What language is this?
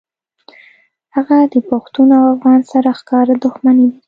Pashto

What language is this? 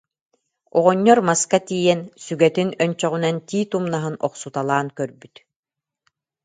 Yakut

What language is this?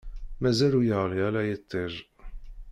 Kabyle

